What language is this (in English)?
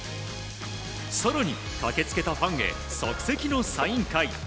Japanese